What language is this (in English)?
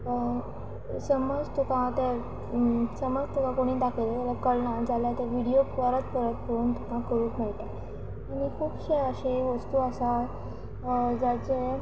Konkani